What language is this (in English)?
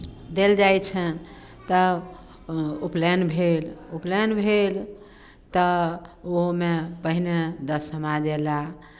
Maithili